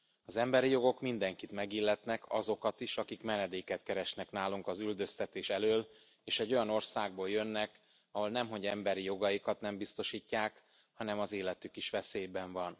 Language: Hungarian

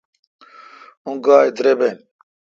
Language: Kalkoti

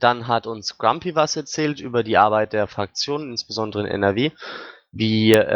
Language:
German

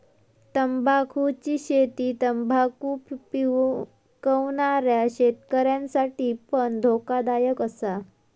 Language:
Marathi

